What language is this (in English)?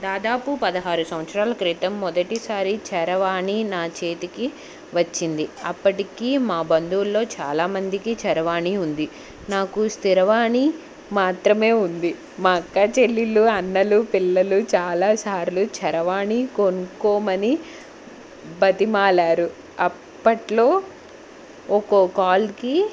Telugu